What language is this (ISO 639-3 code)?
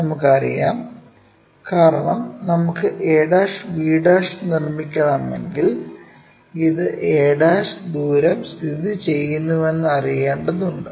mal